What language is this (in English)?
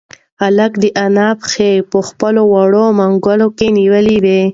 Pashto